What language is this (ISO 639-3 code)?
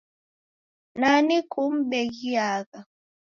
dav